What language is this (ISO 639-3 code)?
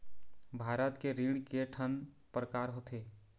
hne